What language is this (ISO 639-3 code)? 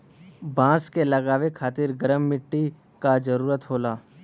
bho